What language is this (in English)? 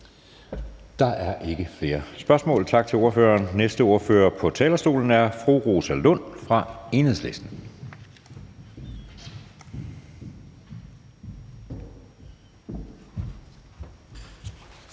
Danish